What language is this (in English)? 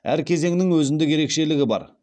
Kazakh